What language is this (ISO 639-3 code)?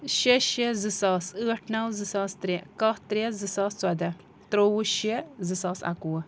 kas